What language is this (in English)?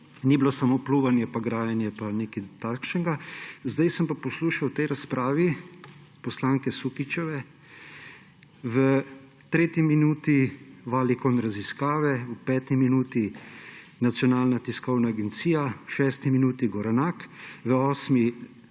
Slovenian